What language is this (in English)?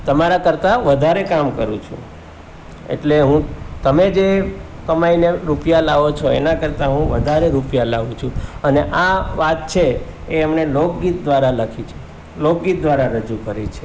Gujarati